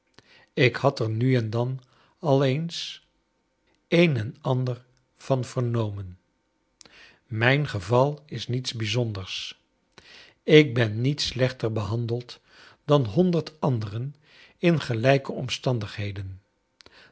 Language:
Dutch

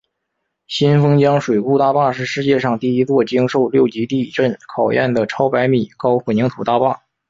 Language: Chinese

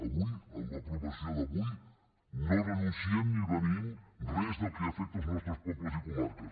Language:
Catalan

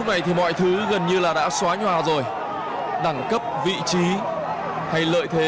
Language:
Vietnamese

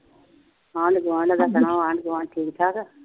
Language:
Punjabi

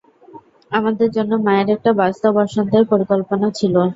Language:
Bangla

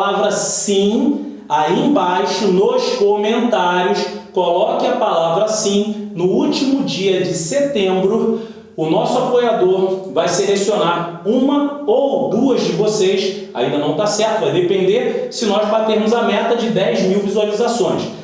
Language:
Portuguese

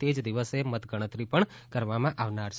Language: Gujarati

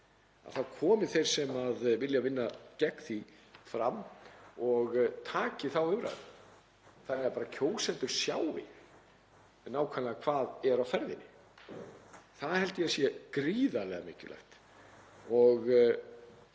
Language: Icelandic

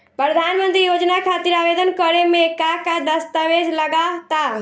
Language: Bhojpuri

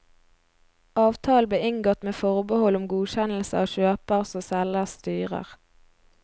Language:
Norwegian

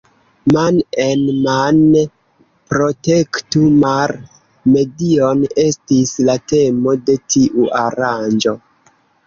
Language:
Esperanto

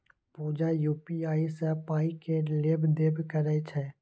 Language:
Maithili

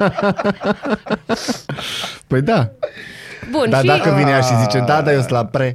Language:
Romanian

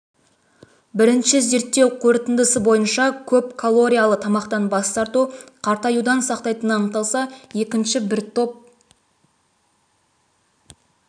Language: Kazakh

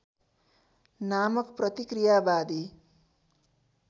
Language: Nepali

